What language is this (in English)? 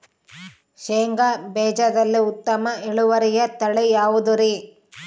Kannada